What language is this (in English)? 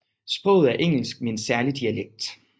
Danish